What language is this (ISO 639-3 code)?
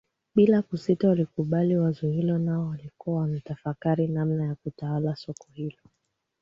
swa